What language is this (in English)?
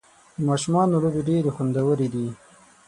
Pashto